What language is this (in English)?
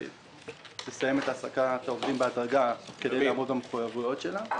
Hebrew